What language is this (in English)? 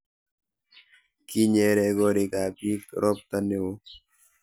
Kalenjin